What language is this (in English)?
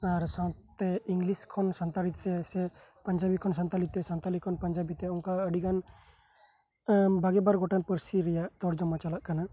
Santali